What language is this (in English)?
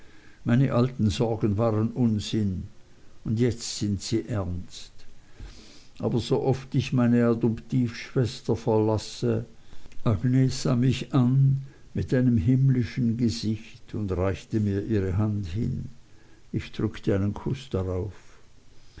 German